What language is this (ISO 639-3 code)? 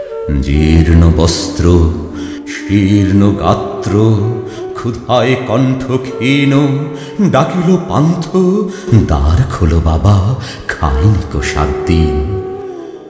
ben